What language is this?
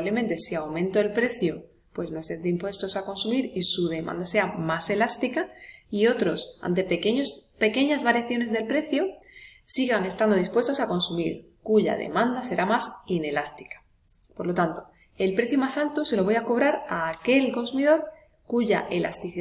Spanish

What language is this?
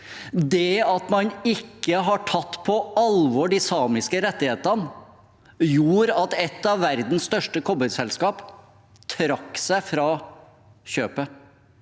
Norwegian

